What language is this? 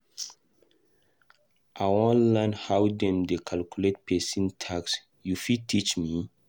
Nigerian Pidgin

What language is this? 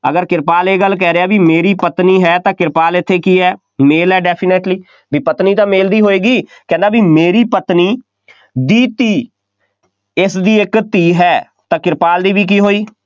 Punjabi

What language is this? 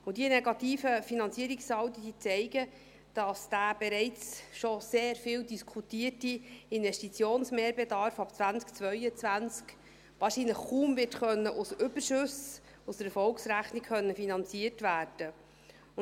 Swiss German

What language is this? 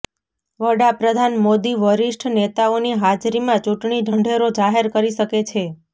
Gujarati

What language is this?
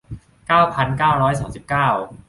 Thai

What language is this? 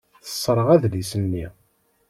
Kabyle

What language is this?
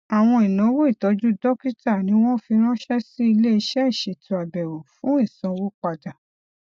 Yoruba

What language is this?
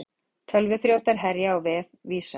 Icelandic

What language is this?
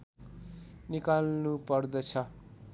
Nepali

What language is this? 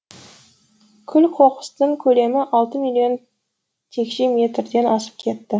Kazakh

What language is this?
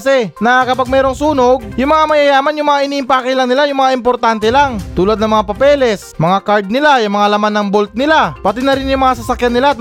Filipino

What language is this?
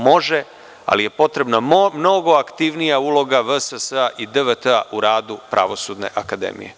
Serbian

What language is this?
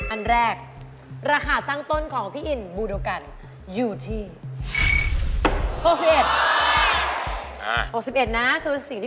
Thai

